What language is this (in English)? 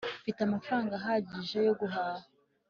Kinyarwanda